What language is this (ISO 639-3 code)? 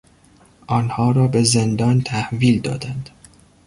fas